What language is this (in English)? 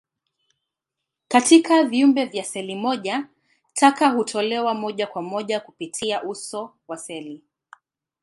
Swahili